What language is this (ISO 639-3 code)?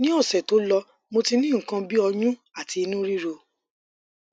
yor